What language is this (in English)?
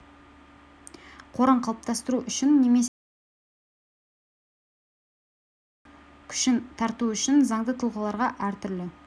Kazakh